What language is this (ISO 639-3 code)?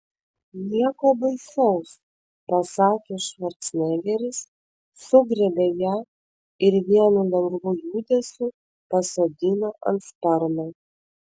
lit